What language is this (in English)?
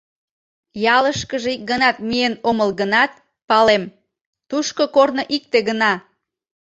Mari